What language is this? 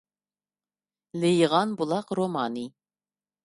Uyghur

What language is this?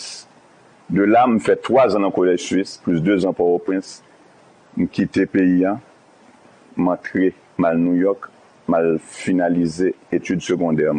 French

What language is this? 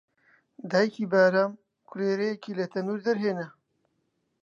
Central Kurdish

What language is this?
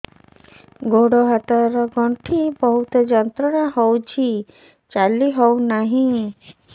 Odia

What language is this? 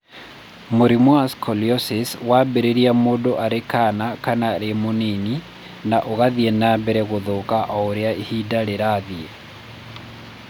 Kikuyu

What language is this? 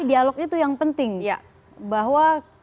Indonesian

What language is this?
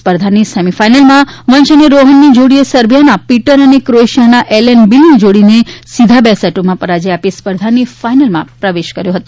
Gujarati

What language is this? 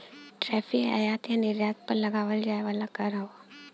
Bhojpuri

